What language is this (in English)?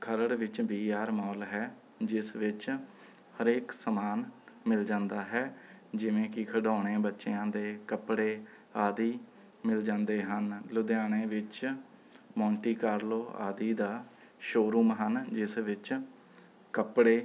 Punjabi